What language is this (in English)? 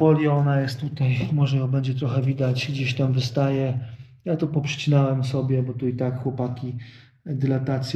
Polish